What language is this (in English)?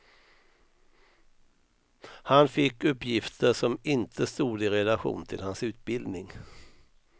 Swedish